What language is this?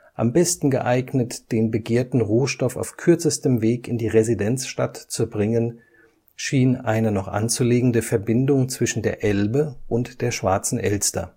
German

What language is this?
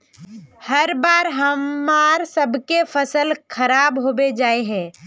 Magahi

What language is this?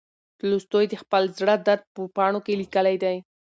Pashto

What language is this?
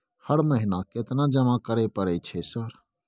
Maithili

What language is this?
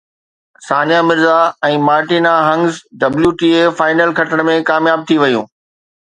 Sindhi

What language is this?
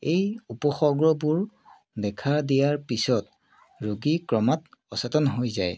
Assamese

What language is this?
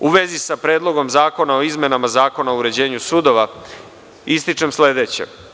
Serbian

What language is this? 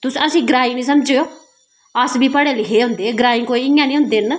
Dogri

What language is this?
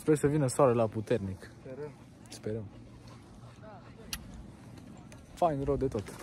Romanian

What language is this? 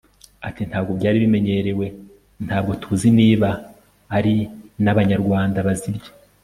Kinyarwanda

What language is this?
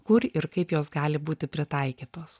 Lithuanian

